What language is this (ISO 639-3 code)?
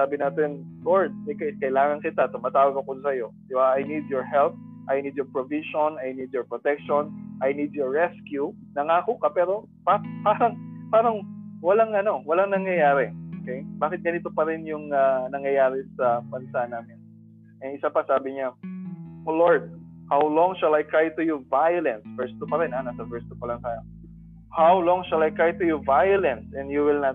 fil